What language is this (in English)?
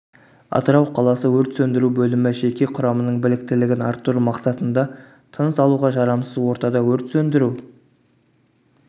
Kazakh